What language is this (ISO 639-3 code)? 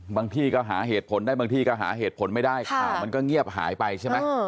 tha